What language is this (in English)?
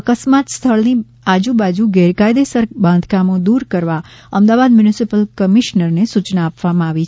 Gujarati